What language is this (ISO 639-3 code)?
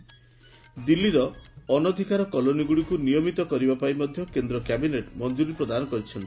ori